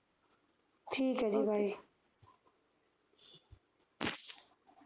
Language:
Punjabi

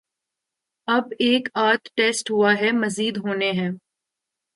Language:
Urdu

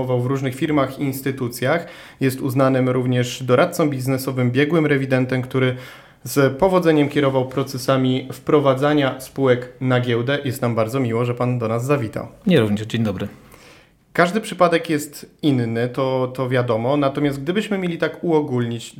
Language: Polish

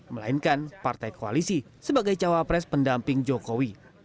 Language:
Indonesian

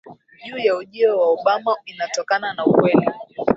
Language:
Swahili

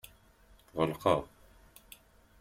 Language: Kabyle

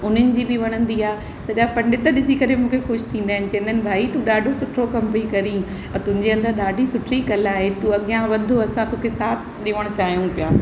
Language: Sindhi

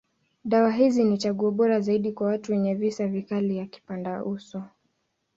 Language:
Swahili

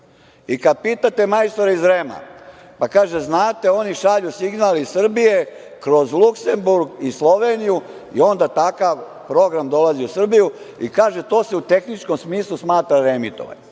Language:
Serbian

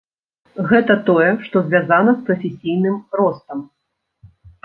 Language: Belarusian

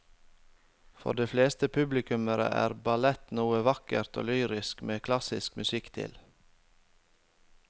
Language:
Norwegian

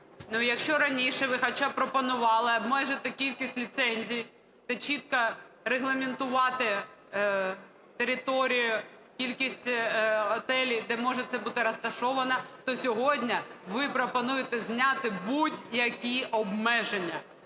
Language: Ukrainian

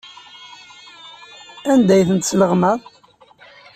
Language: Kabyle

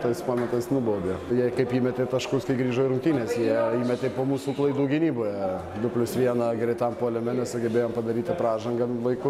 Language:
Lithuanian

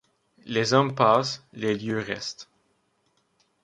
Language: French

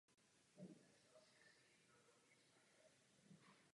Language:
Czech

